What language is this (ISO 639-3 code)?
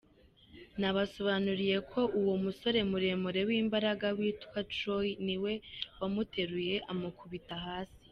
kin